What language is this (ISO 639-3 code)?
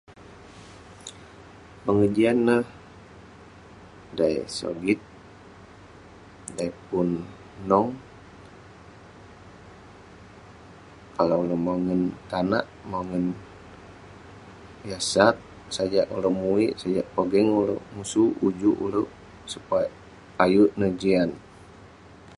pne